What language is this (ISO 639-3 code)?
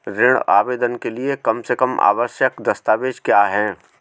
hin